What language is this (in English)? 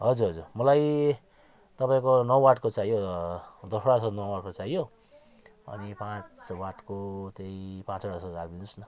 Nepali